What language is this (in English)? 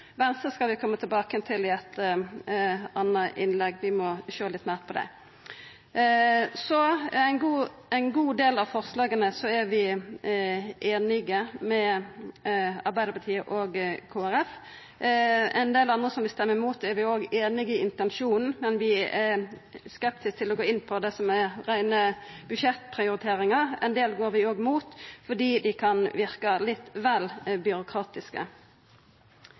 Norwegian Nynorsk